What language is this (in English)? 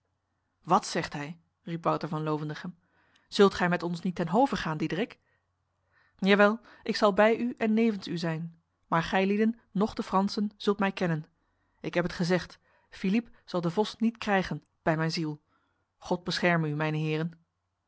Dutch